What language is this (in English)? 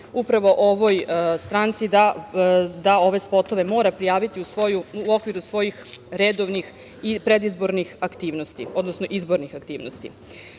Serbian